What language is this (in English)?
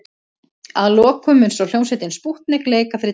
Icelandic